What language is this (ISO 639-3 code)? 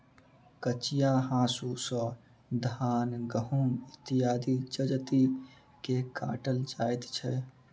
mai